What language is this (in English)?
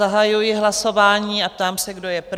Czech